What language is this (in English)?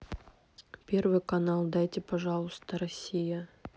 Russian